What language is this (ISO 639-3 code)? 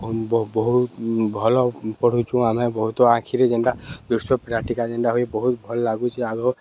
ori